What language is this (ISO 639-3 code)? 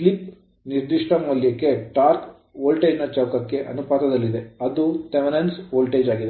kan